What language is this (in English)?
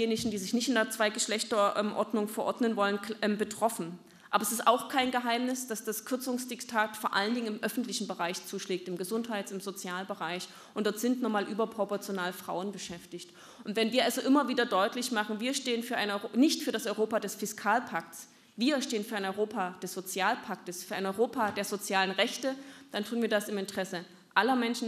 German